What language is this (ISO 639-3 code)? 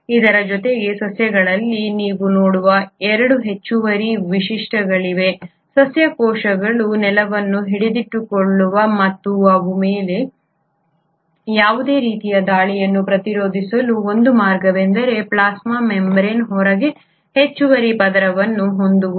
kan